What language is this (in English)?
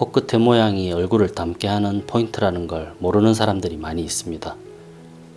Korean